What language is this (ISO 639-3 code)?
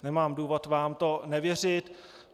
ces